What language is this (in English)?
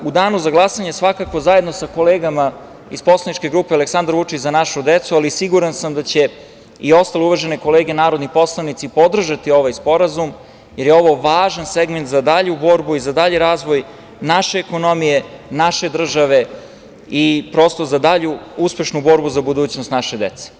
Serbian